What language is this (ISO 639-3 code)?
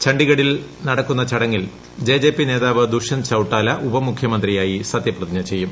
mal